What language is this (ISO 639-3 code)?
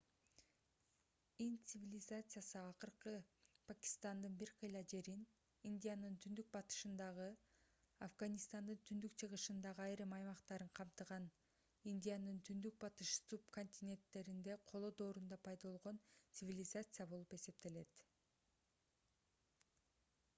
kir